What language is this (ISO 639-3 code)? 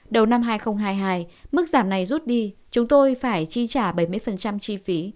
vie